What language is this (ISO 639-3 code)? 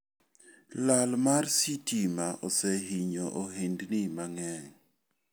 luo